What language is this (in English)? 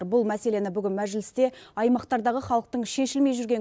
Kazakh